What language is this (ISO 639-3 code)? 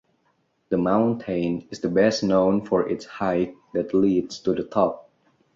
eng